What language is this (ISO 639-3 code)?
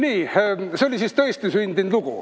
est